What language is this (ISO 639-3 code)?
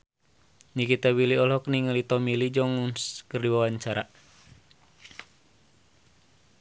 sun